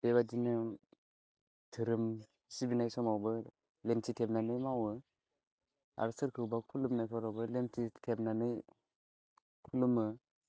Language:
Bodo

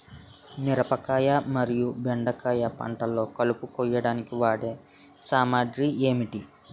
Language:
Telugu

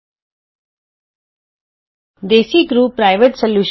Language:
Punjabi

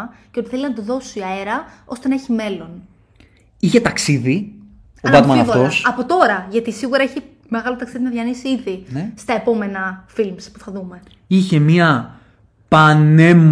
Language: Greek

